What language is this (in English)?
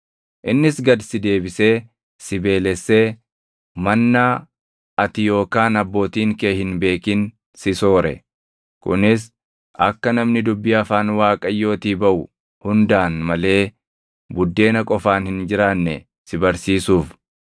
Oromo